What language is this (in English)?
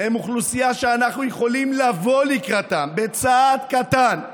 Hebrew